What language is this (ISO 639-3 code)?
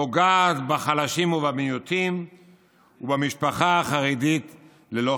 heb